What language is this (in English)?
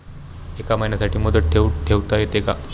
Marathi